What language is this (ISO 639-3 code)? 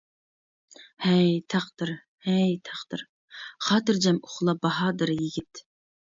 uig